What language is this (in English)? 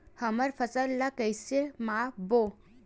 Chhattisgarhi